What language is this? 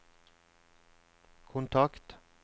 Norwegian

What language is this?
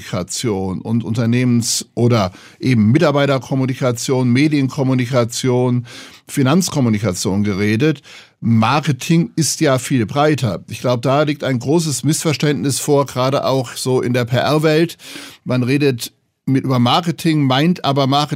German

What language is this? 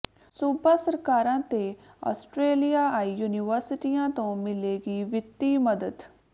Punjabi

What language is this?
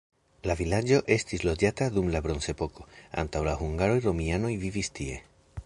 Esperanto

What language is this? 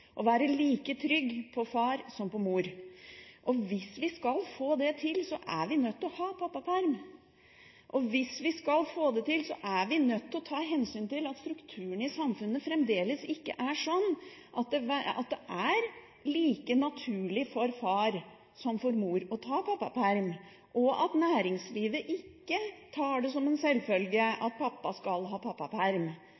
Norwegian Bokmål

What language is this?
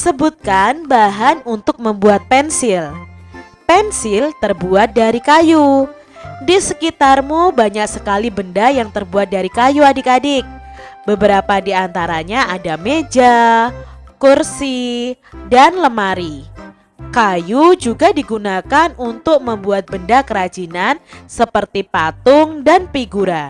Indonesian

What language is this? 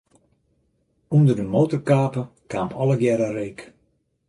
Western Frisian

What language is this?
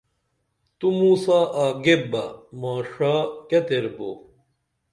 Dameli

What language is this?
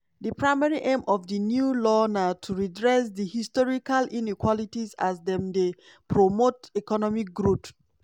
Nigerian Pidgin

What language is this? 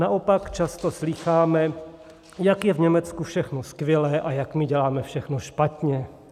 Czech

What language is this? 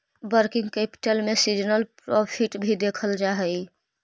Magahi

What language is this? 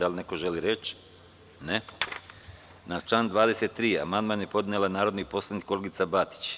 Serbian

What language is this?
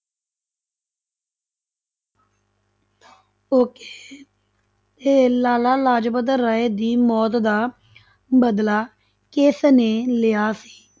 Punjabi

